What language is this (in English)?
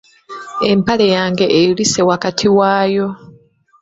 Ganda